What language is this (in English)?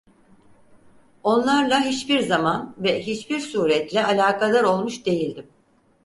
Turkish